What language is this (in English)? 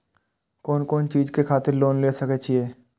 Maithili